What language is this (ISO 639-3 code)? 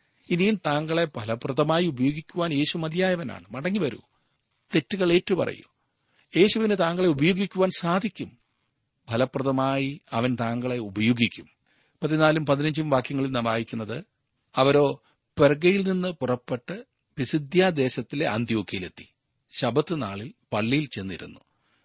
mal